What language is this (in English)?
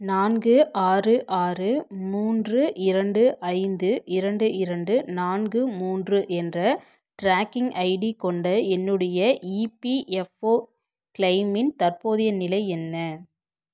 Tamil